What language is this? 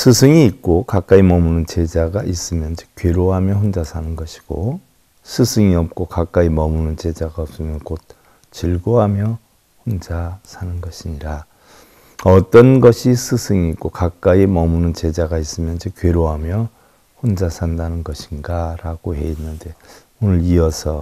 Korean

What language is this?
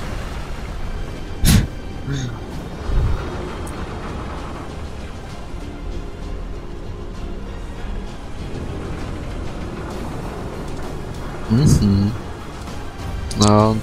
Polish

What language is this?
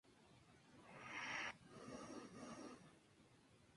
Spanish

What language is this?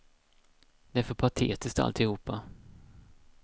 Swedish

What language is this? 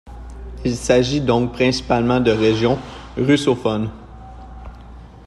French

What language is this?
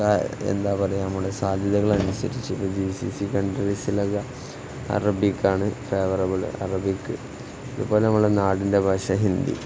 Malayalam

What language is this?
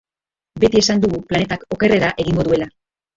Basque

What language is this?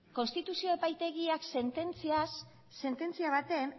Basque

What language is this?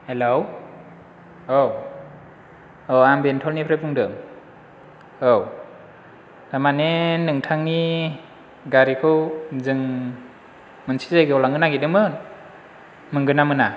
Bodo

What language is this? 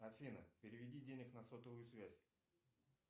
Russian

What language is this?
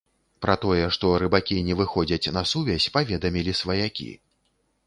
Belarusian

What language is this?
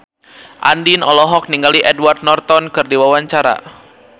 Sundanese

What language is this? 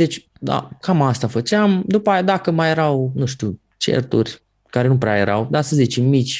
Romanian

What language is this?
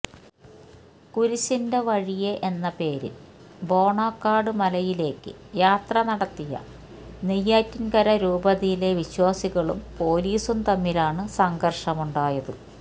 Malayalam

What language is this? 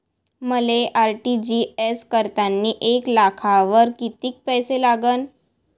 Marathi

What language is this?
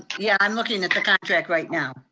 English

